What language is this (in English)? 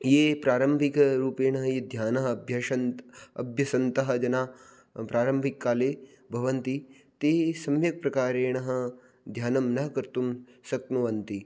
Sanskrit